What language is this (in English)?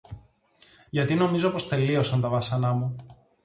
Greek